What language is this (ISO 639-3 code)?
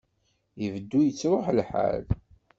kab